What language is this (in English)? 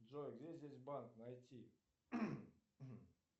Russian